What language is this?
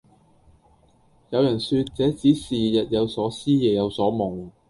Cantonese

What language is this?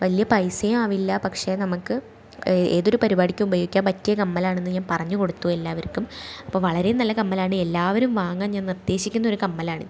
Malayalam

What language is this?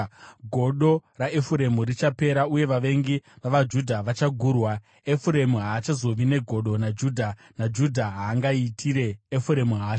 Shona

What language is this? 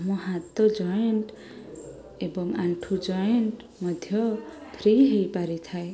Odia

